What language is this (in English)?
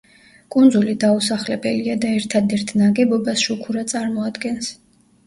Georgian